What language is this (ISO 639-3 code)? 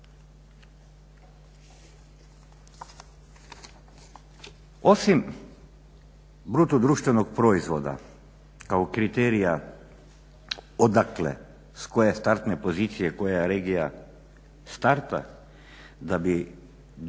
hrv